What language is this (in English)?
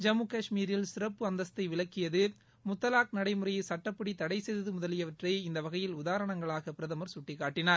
Tamil